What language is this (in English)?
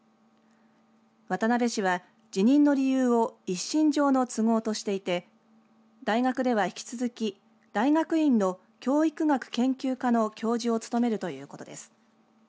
Japanese